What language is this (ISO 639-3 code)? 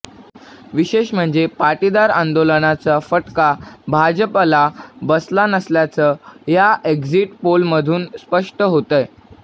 mar